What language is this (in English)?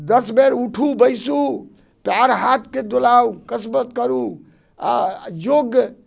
Maithili